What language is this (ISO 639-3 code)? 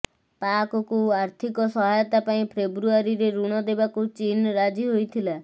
ori